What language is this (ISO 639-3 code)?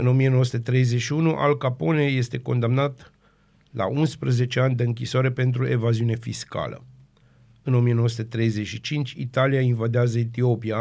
ron